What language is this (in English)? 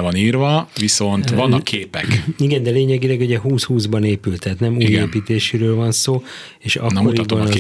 Hungarian